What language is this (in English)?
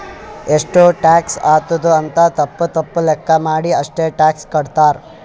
Kannada